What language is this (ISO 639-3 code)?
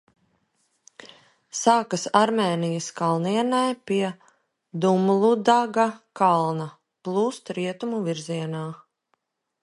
lav